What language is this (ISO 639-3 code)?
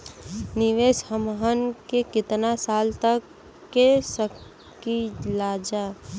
bho